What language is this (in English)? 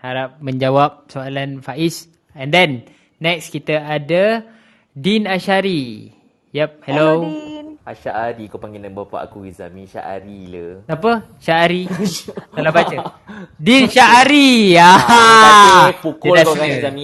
Malay